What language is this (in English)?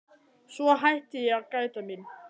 Icelandic